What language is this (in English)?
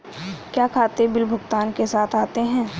Hindi